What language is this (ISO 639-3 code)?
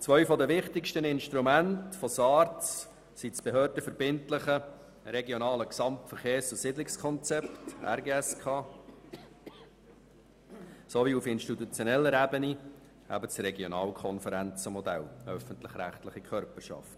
gsw